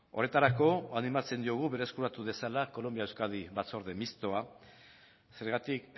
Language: Basque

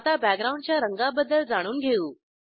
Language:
Marathi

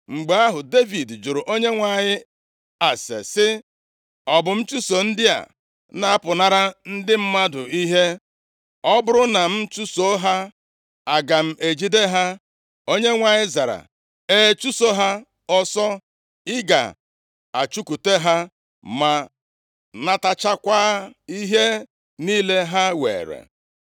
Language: Igbo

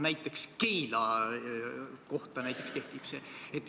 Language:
Estonian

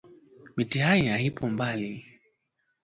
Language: Swahili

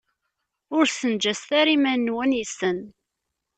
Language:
Kabyle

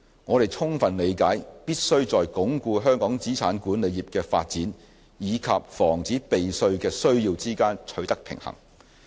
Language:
Cantonese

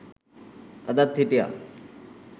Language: Sinhala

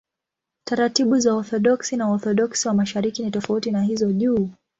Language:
Swahili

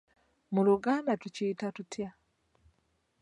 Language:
Ganda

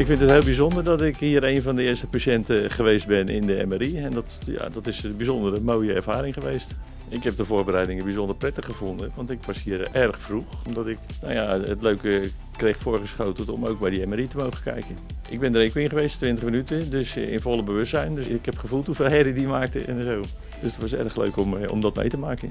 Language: Dutch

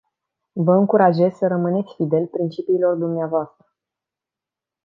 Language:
Romanian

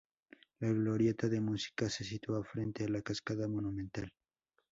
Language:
Spanish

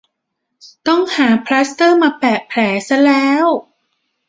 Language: Thai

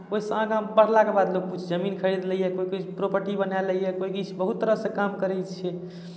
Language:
Maithili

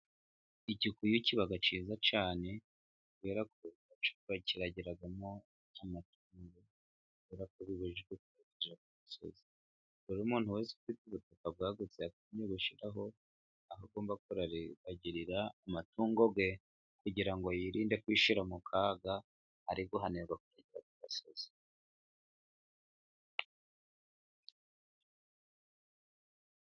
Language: Kinyarwanda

